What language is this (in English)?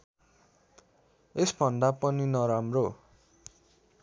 Nepali